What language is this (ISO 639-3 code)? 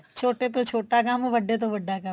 pan